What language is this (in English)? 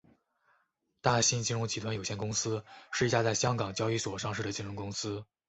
Chinese